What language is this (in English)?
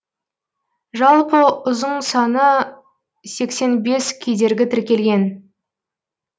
Kazakh